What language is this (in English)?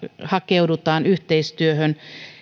Finnish